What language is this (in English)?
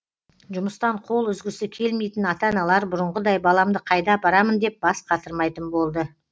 Kazakh